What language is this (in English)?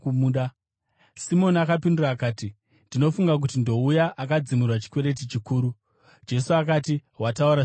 Shona